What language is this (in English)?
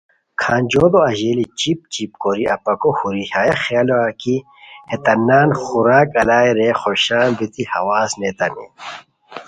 Khowar